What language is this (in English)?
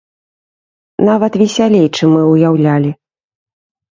Belarusian